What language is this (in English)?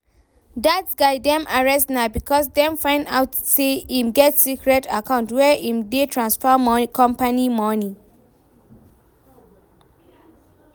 Nigerian Pidgin